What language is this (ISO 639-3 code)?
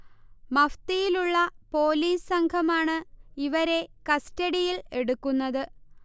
mal